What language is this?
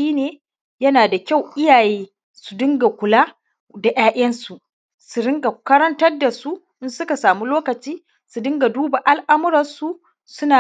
Hausa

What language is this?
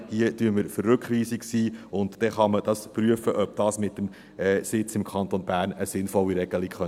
Swiss German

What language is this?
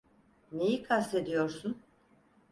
Turkish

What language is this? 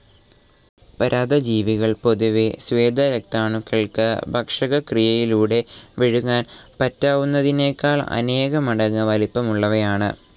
Malayalam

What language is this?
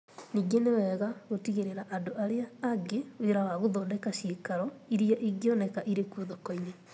Kikuyu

